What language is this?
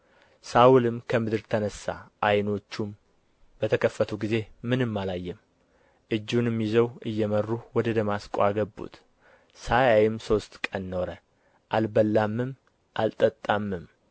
Amharic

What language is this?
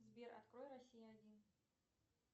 Russian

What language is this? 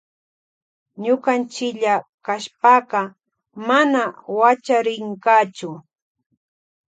Loja Highland Quichua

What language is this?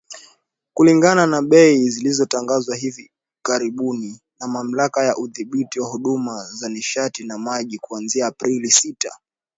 Swahili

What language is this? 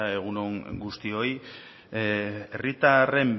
Basque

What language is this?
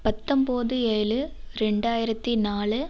Tamil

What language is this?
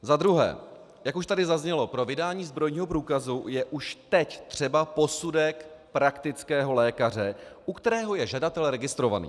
Czech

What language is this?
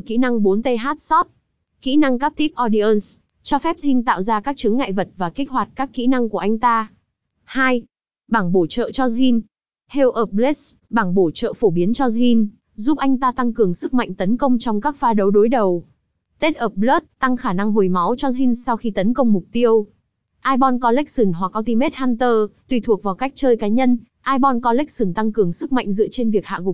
Vietnamese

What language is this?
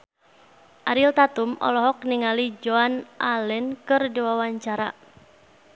Sundanese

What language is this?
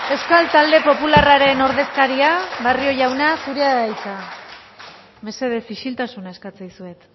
Basque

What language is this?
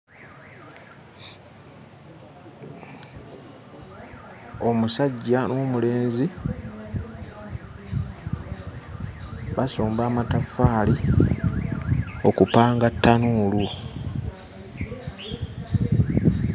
Ganda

